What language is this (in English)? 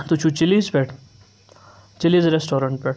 Kashmiri